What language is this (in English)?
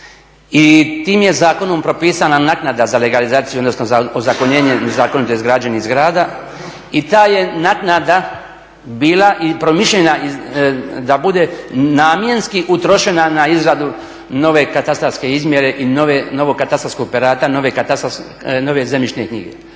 Croatian